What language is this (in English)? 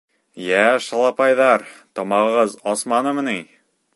Bashkir